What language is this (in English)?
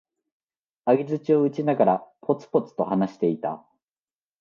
Japanese